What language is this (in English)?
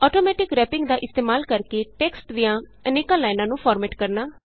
Punjabi